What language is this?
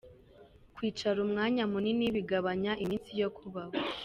Kinyarwanda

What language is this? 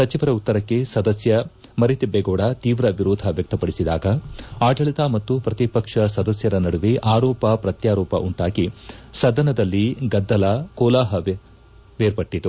Kannada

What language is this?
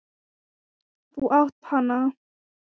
Icelandic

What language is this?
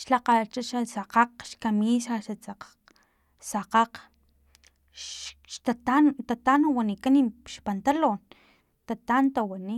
Filomena Mata-Coahuitlán Totonac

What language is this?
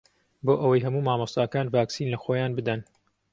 Central Kurdish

